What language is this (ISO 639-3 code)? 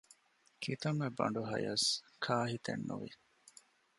div